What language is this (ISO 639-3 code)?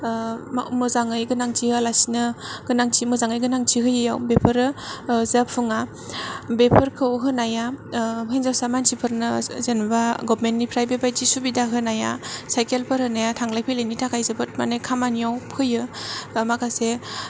brx